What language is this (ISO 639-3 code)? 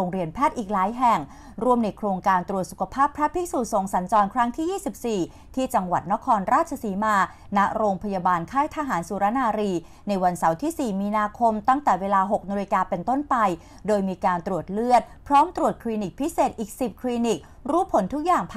tha